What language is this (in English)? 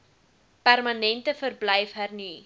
Afrikaans